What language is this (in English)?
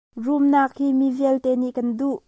Hakha Chin